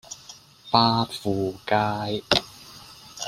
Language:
Cantonese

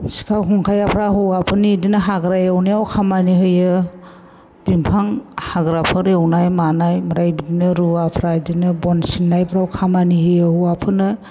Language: Bodo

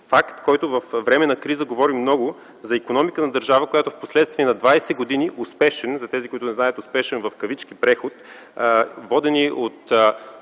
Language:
Bulgarian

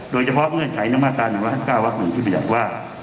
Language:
Thai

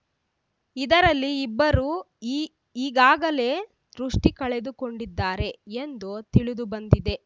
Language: Kannada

